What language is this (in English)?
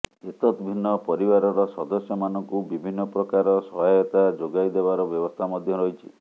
Odia